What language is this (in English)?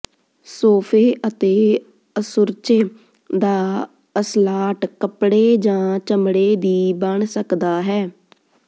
Punjabi